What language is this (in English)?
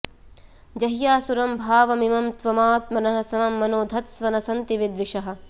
Sanskrit